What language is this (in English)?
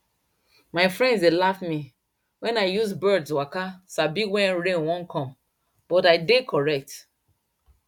Nigerian Pidgin